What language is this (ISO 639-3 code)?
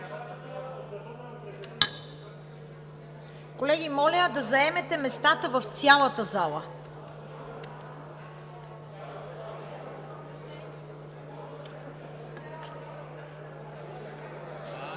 bul